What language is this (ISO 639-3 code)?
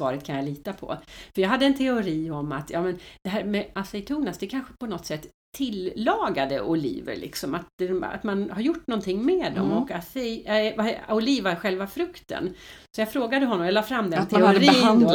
swe